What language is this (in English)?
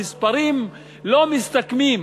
Hebrew